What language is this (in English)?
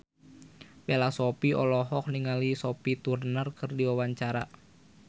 Sundanese